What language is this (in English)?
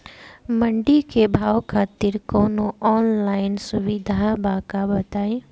Bhojpuri